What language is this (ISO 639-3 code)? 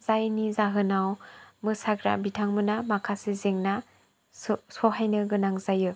brx